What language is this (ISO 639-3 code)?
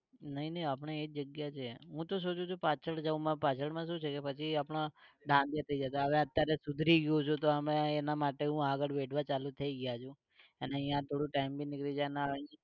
guj